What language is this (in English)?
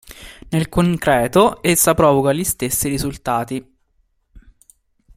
Italian